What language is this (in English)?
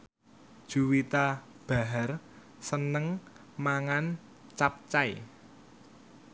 Javanese